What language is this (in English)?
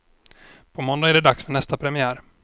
Swedish